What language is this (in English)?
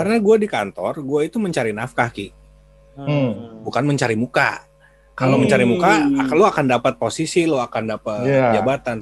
Indonesian